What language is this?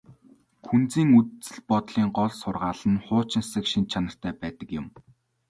Mongolian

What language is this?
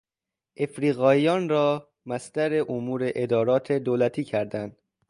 Persian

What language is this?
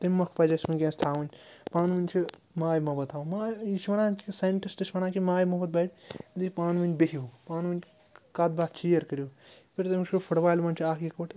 Kashmiri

